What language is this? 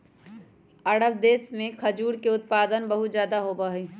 Magahi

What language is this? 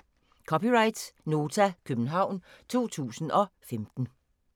Danish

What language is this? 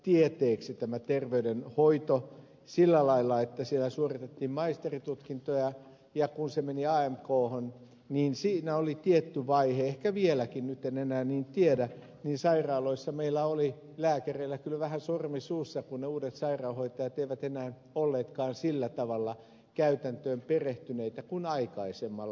Finnish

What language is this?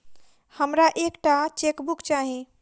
Maithili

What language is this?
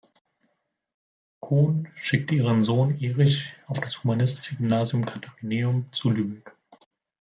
German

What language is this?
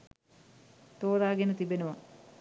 Sinhala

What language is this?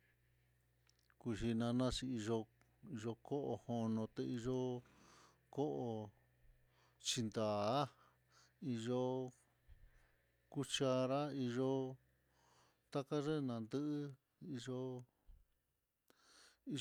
Mitlatongo Mixtec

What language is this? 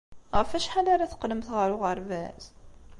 Kabyle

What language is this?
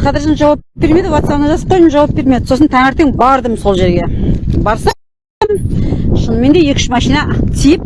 Turkish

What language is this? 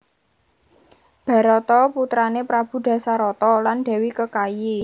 Javanese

